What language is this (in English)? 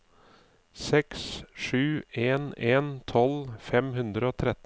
Norwegian